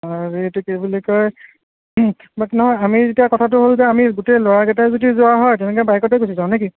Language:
Assamese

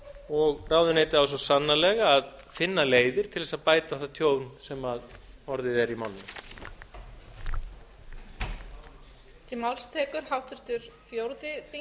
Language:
Icelandic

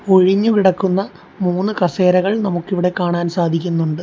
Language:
Malayalam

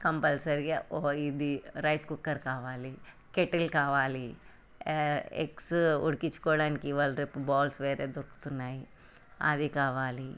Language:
Telugu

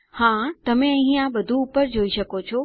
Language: Gujarati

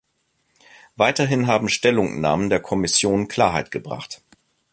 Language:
German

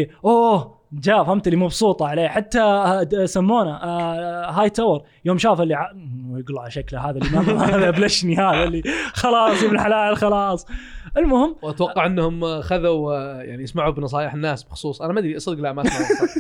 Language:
Arabic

